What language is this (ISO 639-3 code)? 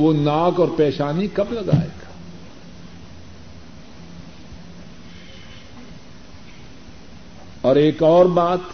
urd